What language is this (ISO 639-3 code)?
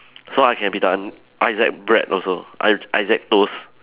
eng